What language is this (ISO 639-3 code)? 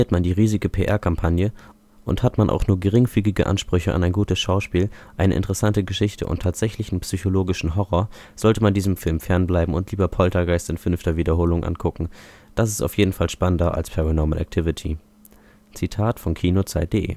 deu